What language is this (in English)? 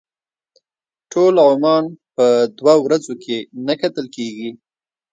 Pashto